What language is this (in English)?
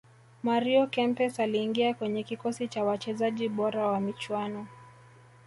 Swahili